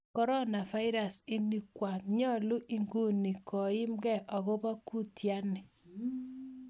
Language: Kalenjin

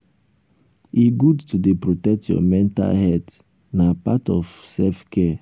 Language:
Nigerian Pidgin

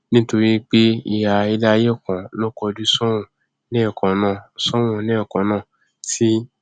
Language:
Yoruba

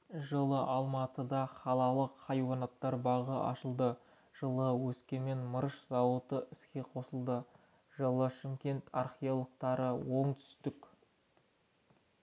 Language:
Kazakh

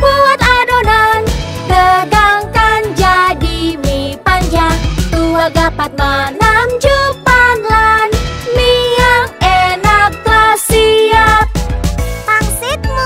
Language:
Indonesian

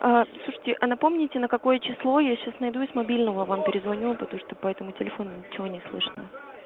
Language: Russian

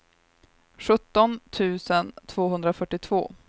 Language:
Swedish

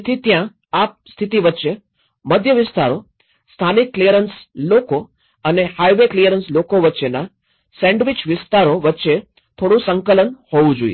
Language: Gujarati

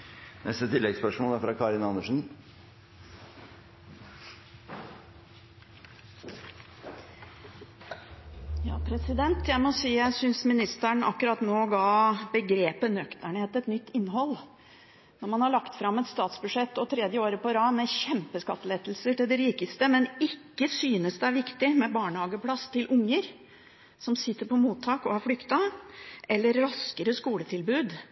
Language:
Norwegian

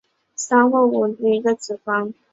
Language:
Chinese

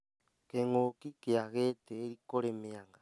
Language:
Kikuyu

